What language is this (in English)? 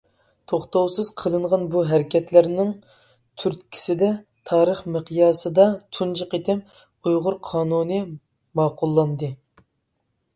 Uyghur